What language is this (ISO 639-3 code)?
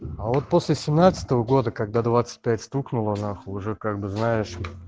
rus